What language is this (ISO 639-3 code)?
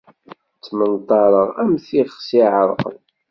kab